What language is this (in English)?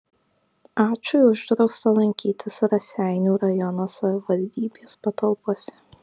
Lithuanian